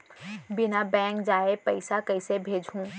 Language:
Chhattisgarhi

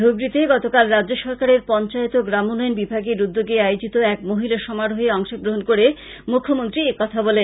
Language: Bangla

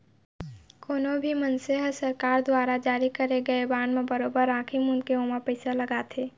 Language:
Chhattisgarhi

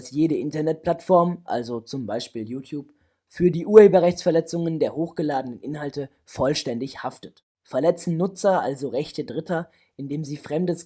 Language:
German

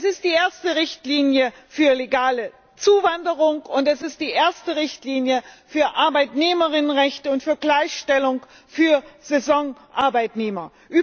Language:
German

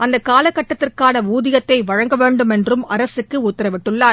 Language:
Tamil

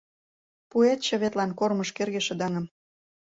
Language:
Mari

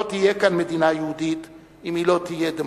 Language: Hebrew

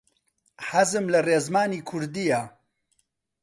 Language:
Central Kurdish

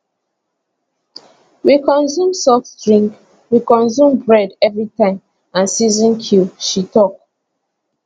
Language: Nigerian Pidgin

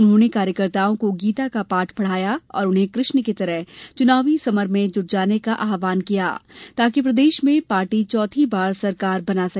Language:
Hindi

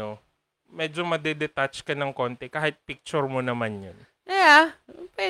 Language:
Filipino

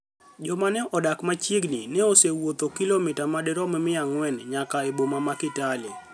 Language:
Luo (Kenya and Tanzania)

